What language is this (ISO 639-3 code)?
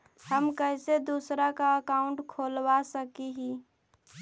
mag